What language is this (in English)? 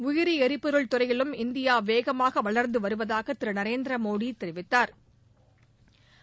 Tamil